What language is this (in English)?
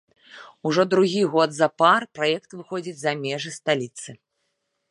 Belarusian